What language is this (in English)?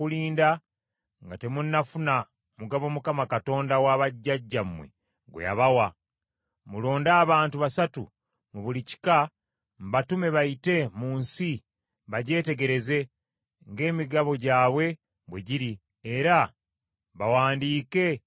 Ganda